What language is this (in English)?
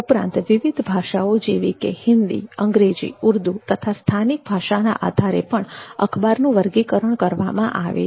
Gujarati